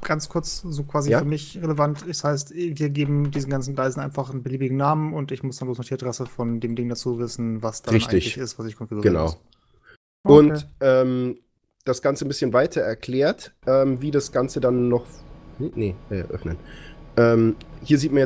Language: German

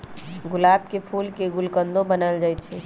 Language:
Magahi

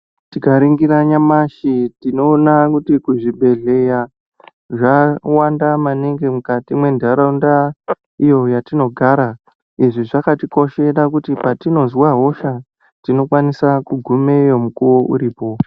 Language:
Ndau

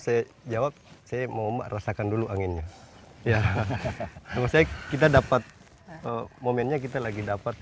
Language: Indonesian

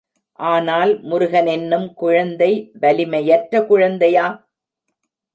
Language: Tamil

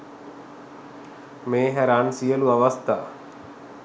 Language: Sinhala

